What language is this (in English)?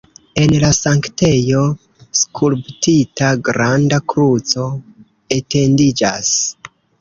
Esperanto